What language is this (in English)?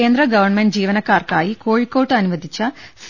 Malayalam